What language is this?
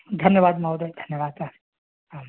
Sanskrit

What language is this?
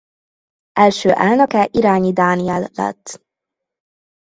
Hungarian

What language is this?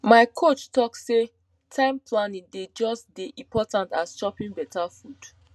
Nigerian Pidgin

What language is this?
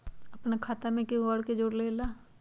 Magahi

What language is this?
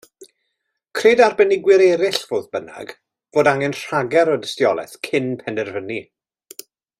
Welsh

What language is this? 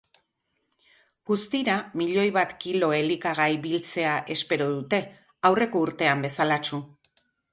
Basque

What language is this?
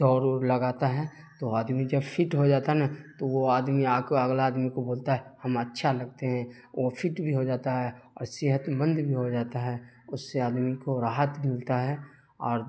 Urdu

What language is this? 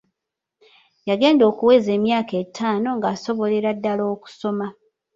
Ganda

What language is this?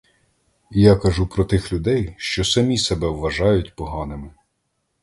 Ukrainian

